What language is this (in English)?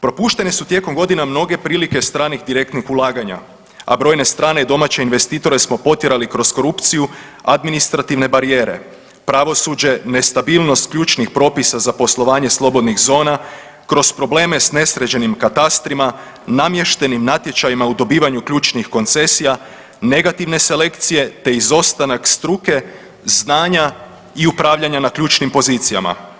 Croatian